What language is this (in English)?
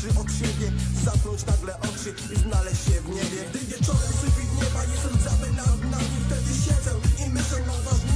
Polish